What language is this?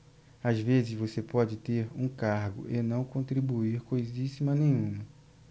Portuguese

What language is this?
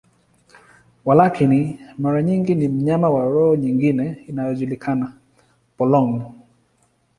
Swahili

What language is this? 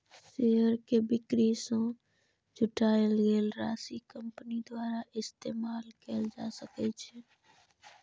Maithili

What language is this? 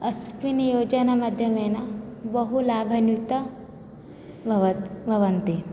Sanskrit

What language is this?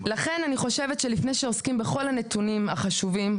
Hebrew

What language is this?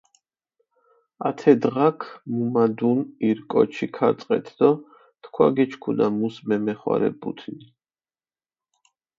Mingrelian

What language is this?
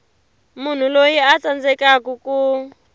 Tsonga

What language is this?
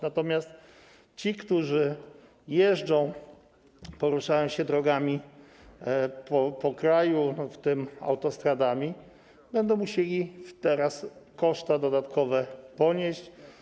Polish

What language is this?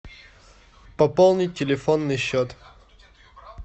Russian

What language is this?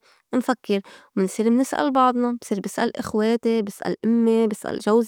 North Levantine Arabic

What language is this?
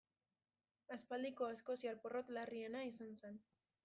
Basque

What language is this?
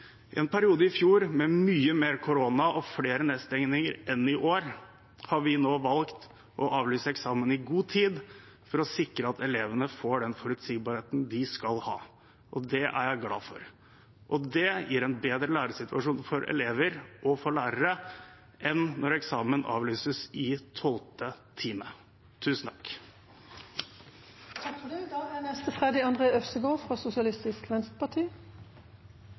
Norwegian Bokmål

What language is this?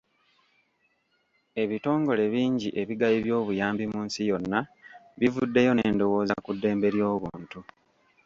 Ganda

